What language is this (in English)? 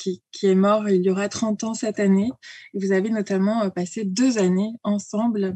French